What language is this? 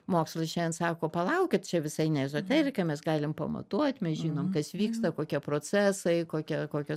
Lithuanian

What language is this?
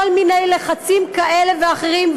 Hebrew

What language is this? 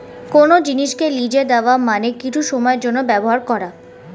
Bangla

